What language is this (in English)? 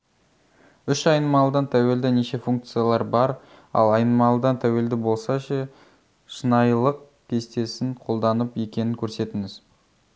Kazakh